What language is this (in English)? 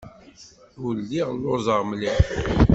Kabyle